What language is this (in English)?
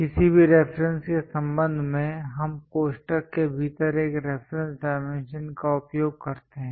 Hindi